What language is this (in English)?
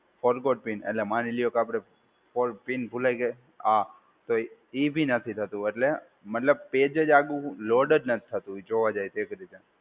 Gujarati